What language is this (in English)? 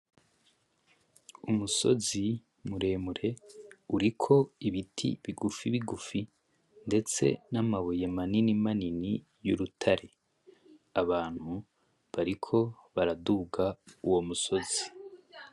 Rundi